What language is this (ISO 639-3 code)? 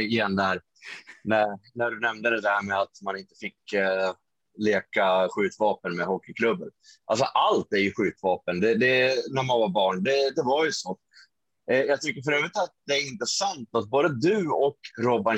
swe